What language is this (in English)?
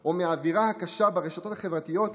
Hebrew